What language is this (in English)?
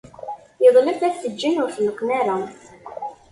Kabyle